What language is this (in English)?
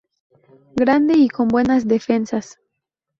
Spanish